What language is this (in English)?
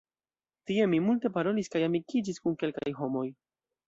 Esperanto